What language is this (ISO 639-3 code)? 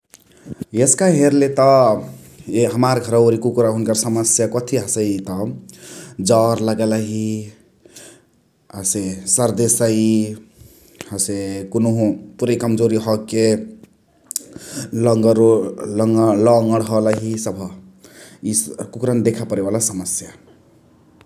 the